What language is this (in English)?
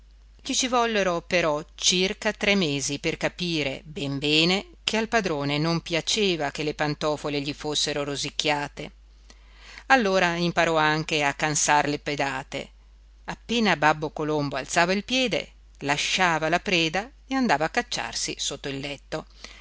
Italian